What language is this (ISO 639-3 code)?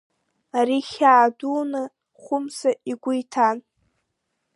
abk